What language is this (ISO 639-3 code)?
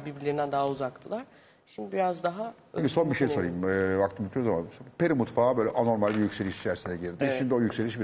tur